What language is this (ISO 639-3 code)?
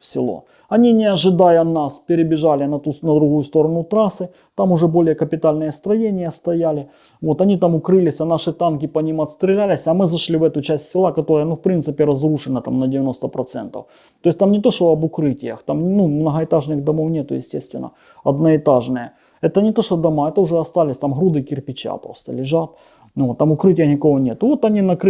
rus